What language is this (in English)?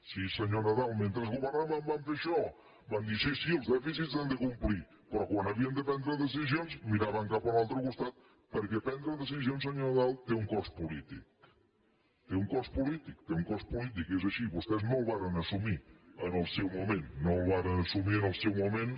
Catalan